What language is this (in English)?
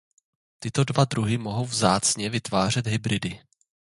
Czech